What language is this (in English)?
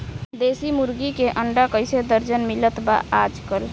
Bhojpuri